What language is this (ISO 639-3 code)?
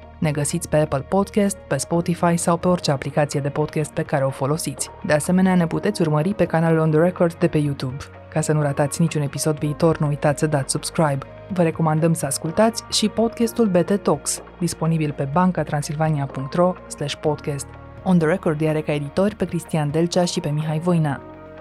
ron